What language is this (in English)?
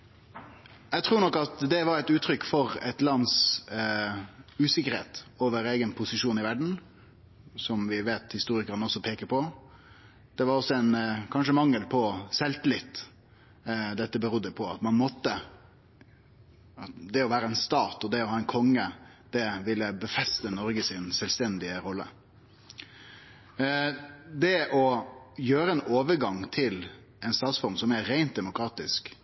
Norwegian Nynorsk